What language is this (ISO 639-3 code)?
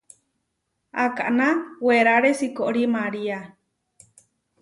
var